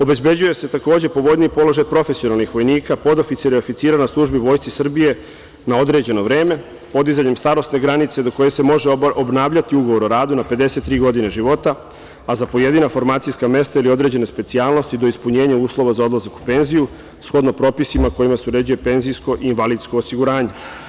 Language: Serbian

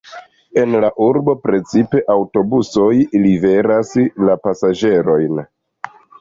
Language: Esperanto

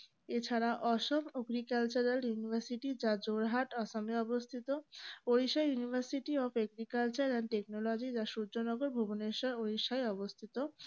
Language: Bangla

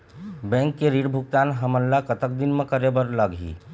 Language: Chhattisgarhi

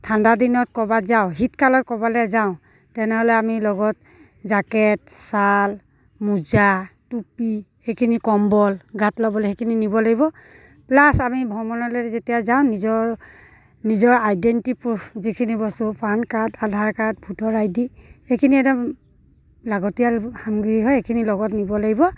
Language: Assamese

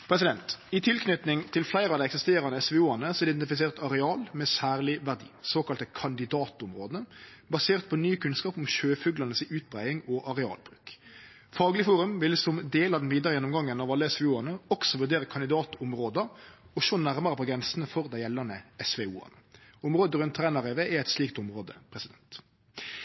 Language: Norwegian Nynorsk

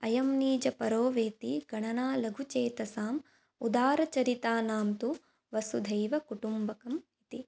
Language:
Sanskrit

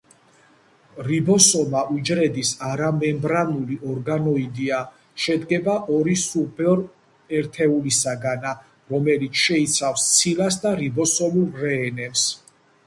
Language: Georgian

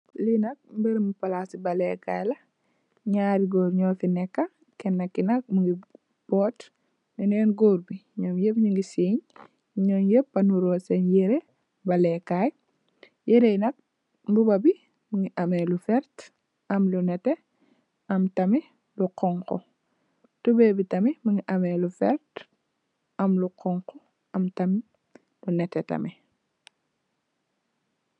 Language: Wolof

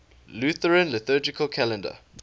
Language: English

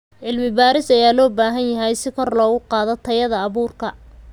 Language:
Somali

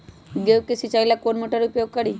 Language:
Magahi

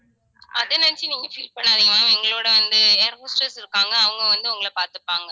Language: Tamil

